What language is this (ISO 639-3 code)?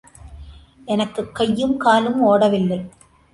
tam